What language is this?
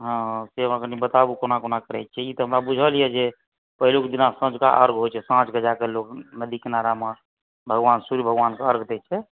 Maithili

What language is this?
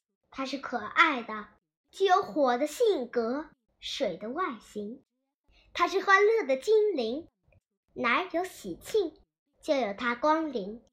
Chinese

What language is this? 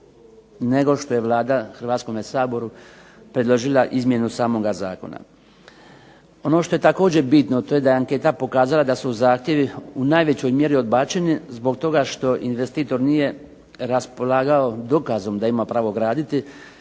Croatian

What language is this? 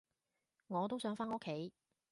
Cantonese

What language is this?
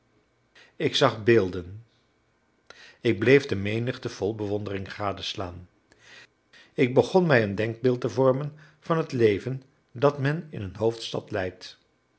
Dutch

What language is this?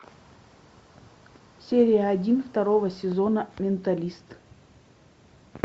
Russian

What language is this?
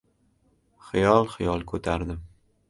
Uzbek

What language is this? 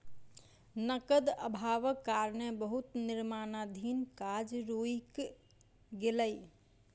Maithili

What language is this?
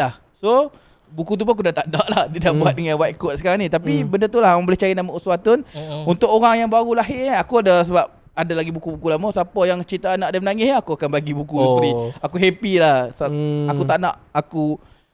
Malay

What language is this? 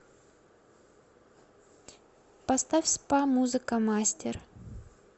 Russian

